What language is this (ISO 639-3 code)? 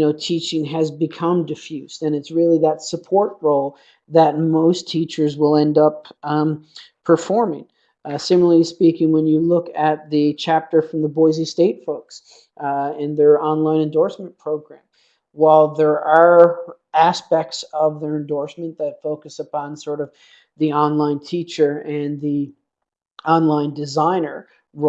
eng